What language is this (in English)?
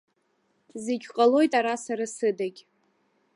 Abkhazian